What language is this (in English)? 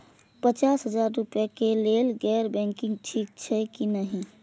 Maithili